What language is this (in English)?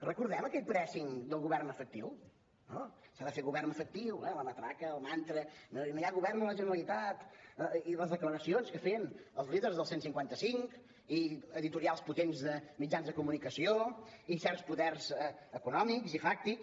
Catalan